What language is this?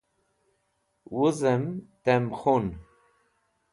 Wakhi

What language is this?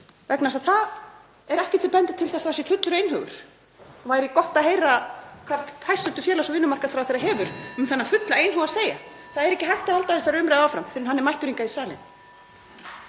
Icelandic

